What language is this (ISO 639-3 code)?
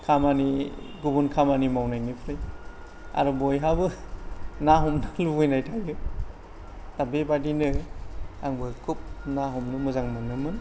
brx